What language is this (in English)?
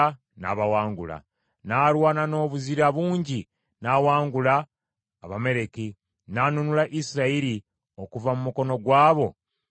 Ganda